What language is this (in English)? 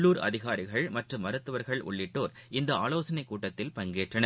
Tamil